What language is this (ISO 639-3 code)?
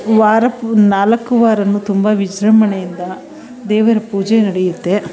kan